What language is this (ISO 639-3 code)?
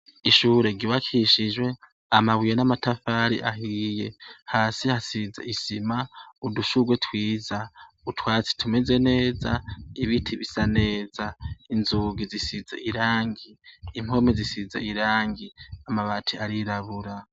run